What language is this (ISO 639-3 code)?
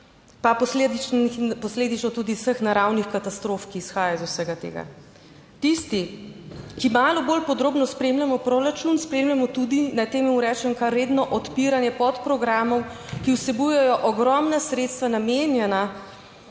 slv